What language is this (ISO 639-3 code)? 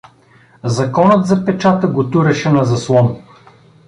bul